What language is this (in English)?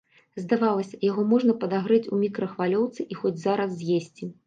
Belarusian